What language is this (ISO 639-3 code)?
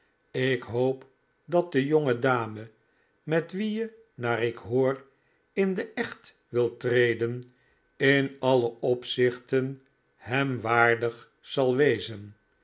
nld